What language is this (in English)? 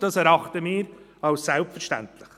Swiss German